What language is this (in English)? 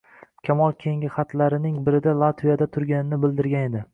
Uzbek